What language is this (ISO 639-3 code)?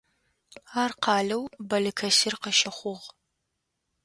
ady